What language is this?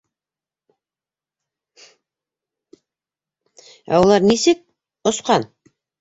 Bashkir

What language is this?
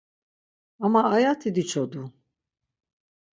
Laz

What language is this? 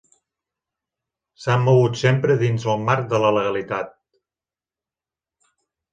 Catalan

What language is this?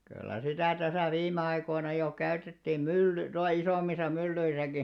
Finnish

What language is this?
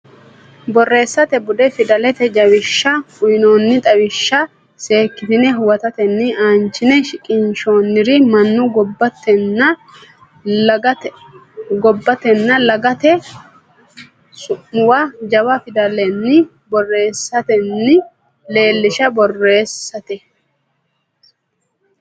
Sidamo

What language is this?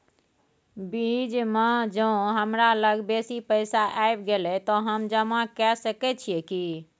Maithili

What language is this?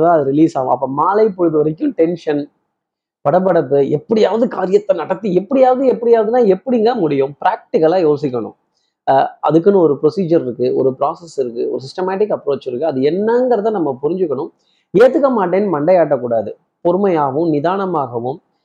Tamil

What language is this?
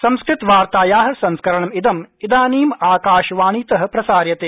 Sanskrit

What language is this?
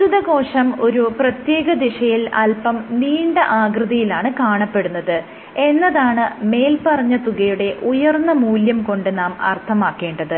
Malayalam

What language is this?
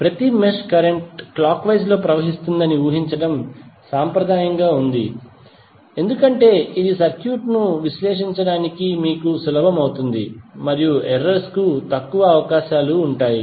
Telugu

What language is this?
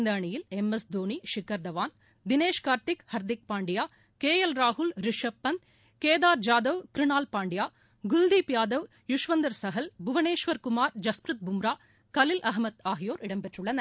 Tamil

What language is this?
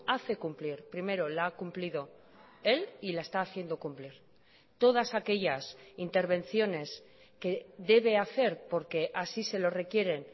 Spanish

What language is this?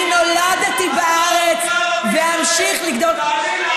Hebrew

